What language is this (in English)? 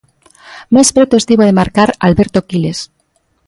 Galician